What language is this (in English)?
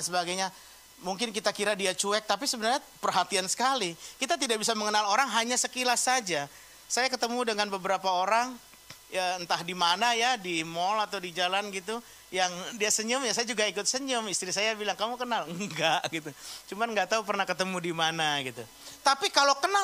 Indonesian